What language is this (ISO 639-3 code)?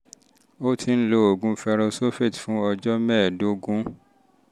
yor